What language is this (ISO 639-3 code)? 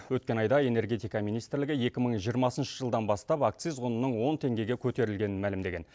kaz